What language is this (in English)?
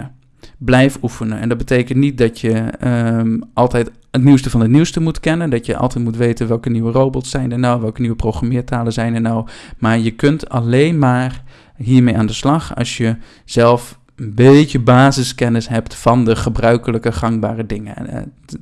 Dutch